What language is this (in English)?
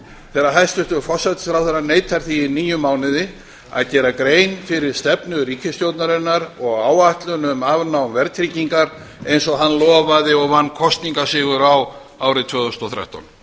Icelandic